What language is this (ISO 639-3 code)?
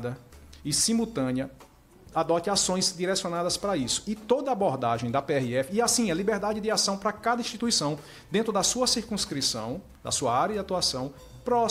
por